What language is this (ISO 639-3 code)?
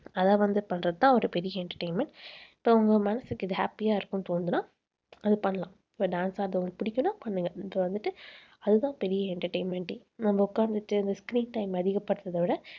tam